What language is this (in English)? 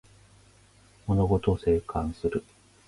Japanese